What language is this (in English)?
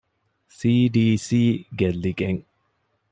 Divehi